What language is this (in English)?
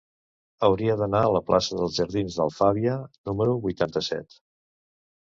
Catalan